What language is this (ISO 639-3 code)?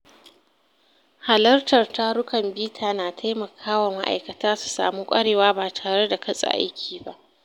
hau